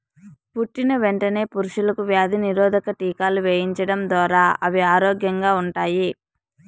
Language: Telugu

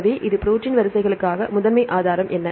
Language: Tamil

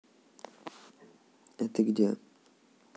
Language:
Russian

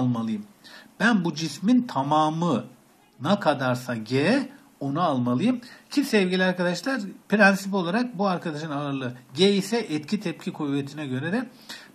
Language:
Turkish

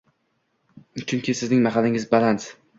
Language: Uzbek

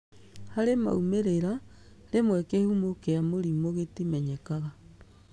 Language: Kikuyu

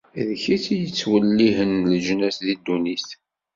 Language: Kabyle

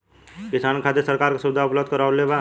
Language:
Bhojpuri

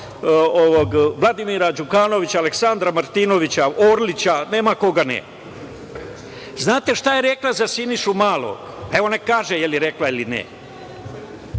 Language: Serbian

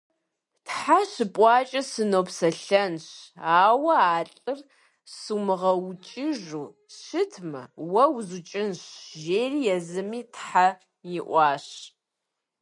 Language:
Kabardian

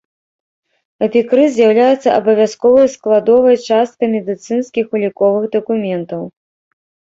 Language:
Belarusian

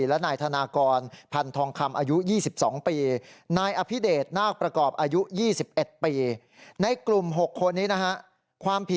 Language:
Thai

